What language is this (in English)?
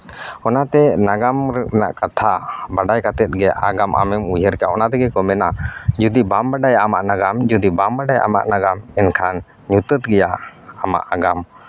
Santali